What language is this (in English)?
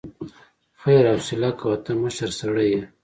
Pashto